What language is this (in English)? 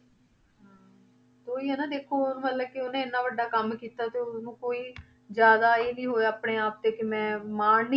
Punjabi